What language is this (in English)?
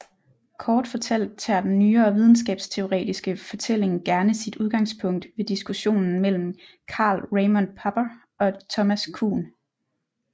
Danish